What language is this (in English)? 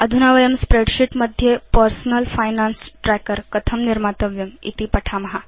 Sanskrit